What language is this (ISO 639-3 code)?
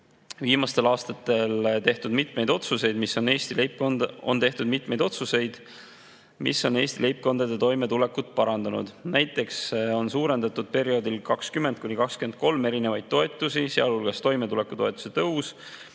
est